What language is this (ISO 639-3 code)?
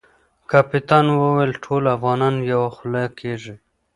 pus